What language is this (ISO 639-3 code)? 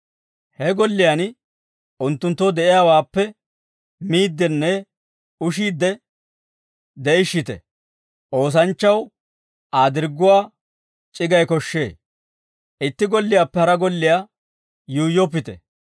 dwr